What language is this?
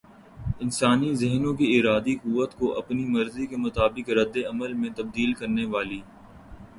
Urdu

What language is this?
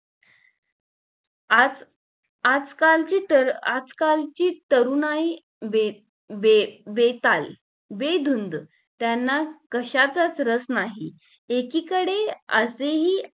Marathi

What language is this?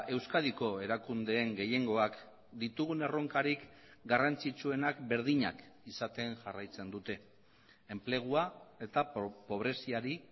Basque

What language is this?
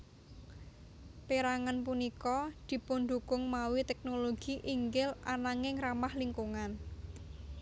Javanese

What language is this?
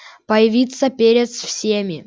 Russian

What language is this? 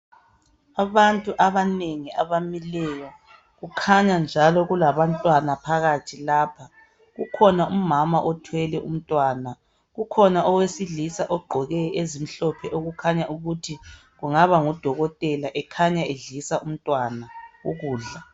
North Ndebele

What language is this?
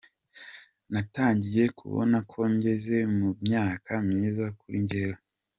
Kinyarwanda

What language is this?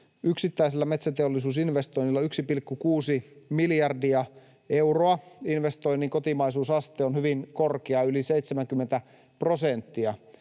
Finnish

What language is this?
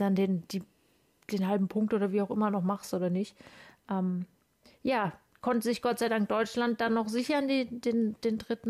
German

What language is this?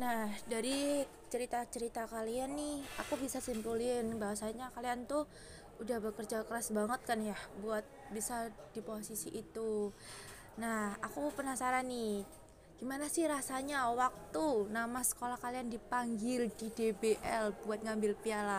Indonesian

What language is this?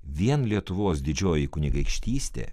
Lithuanian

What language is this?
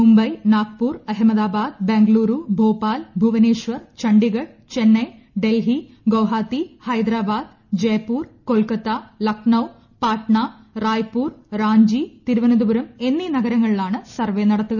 Malayalam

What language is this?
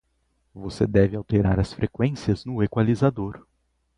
Portuguese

